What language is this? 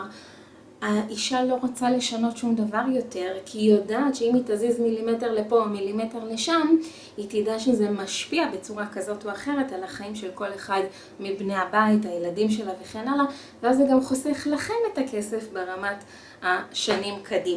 Hebrew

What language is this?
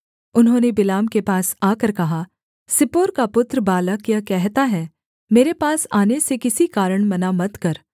Hindi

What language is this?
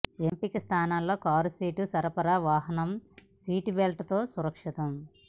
Telugu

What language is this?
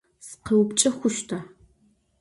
Adyghe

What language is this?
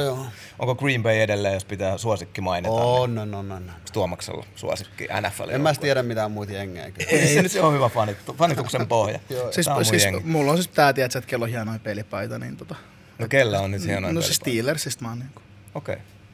Finnish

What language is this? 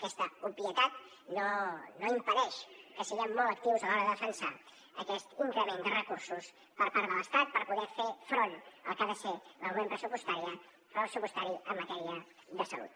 Catalan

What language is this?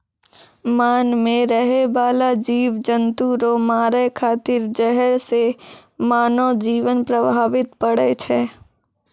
Maithili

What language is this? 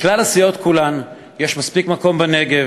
Hebrew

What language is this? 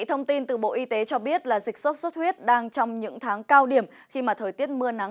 Vietnamese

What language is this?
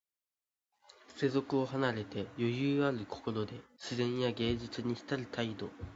Japanese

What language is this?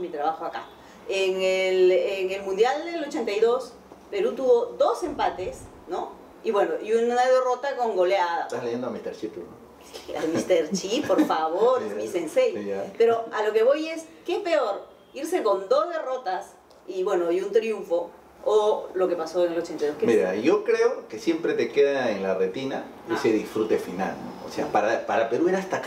Spanish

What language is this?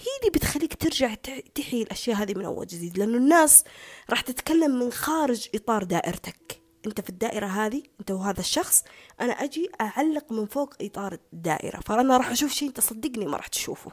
Arabic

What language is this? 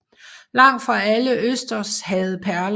Danish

